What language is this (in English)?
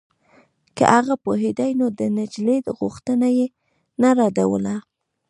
Pashto